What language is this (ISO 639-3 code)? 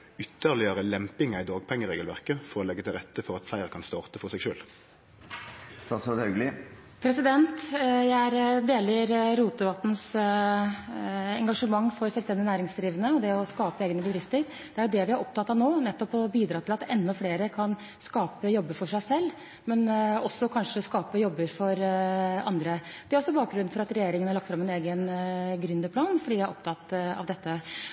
nor